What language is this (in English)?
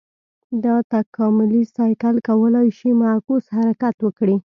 Pashto